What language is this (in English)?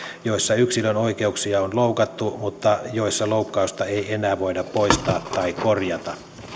Finnish